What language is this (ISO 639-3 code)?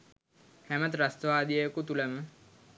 sin